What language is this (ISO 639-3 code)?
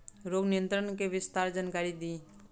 bho